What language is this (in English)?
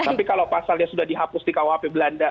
Indonesian